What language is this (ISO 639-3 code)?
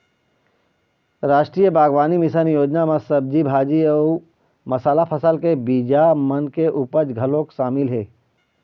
hne